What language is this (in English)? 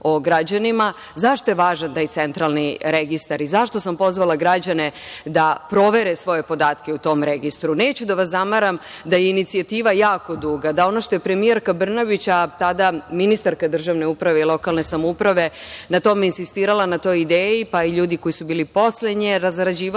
Serbian